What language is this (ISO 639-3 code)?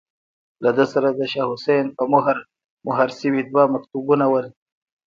pus